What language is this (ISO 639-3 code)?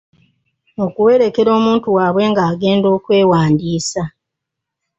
lug